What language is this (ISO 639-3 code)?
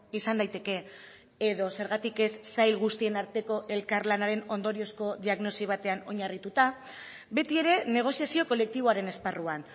eus